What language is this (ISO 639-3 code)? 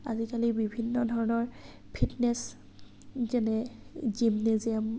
asm